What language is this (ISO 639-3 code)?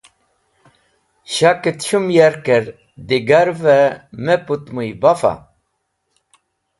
wbl